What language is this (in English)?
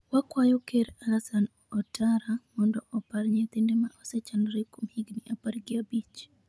Luo (Kenya and Tanzania)